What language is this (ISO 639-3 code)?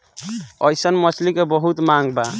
bho